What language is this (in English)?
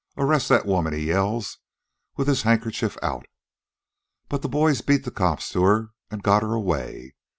English